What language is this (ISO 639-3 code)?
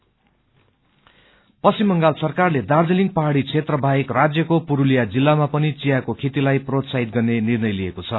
nep